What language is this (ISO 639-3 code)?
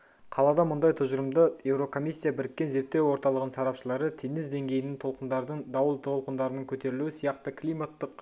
kaz